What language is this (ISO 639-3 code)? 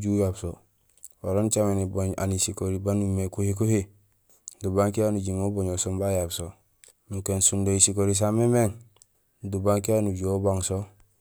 gsl